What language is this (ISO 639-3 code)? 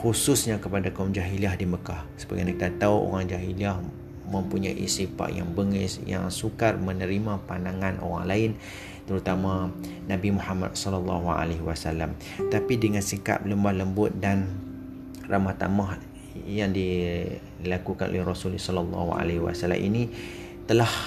msa